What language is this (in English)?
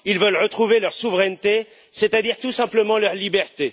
French